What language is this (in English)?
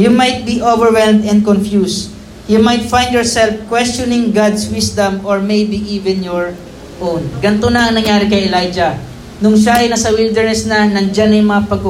Filipino